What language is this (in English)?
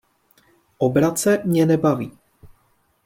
Czech